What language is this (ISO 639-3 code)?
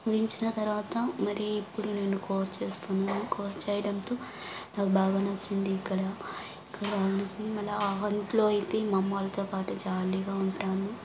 tel